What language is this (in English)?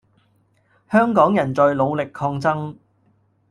Cantonese